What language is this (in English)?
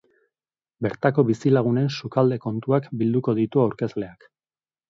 Basque